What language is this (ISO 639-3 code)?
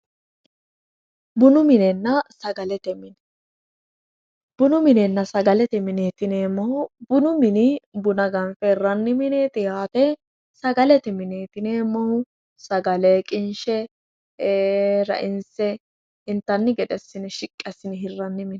sid